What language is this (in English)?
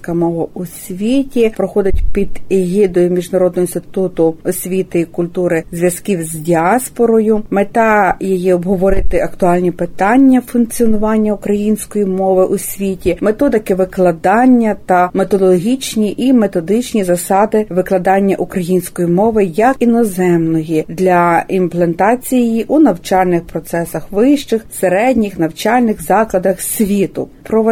Ukrainian